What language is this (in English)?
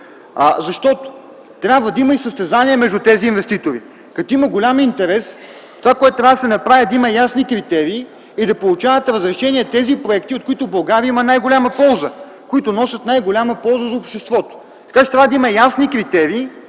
Bulgarian